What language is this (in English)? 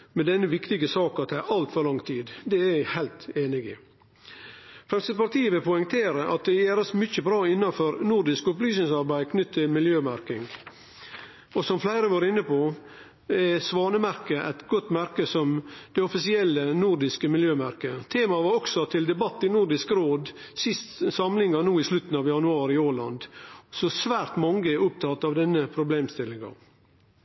Norwegian Nynorsk